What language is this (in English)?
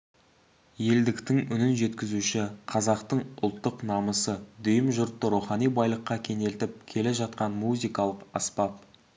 Kazakh